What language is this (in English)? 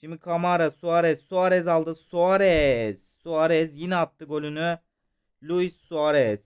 Turkish